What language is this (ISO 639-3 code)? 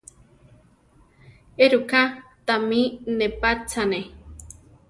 tar